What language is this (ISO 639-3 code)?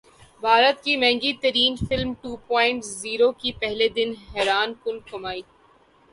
urd